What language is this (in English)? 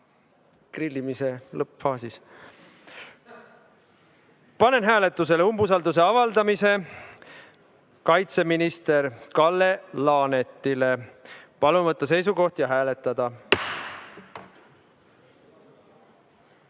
Estonian